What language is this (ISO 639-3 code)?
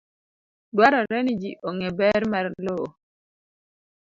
luo